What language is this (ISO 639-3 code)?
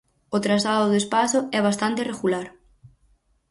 glg